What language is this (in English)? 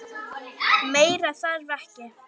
Icelandic